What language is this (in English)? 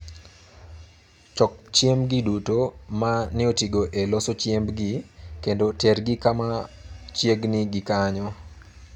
Luo (Kenya and Tanzania)